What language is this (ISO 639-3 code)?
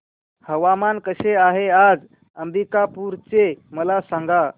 mar